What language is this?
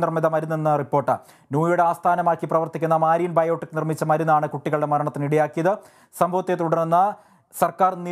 Arabic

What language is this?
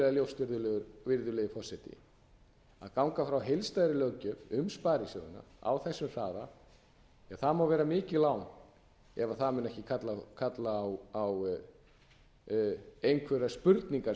Icelandic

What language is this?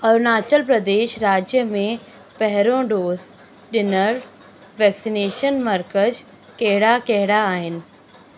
Sindhi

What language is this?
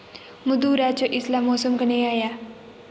Dogri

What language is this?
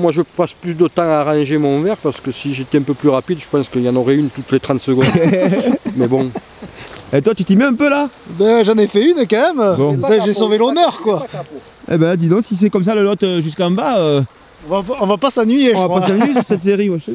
French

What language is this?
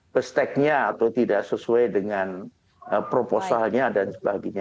Indonesian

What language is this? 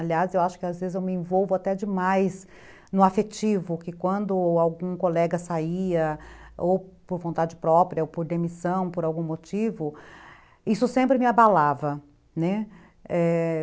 Portuguese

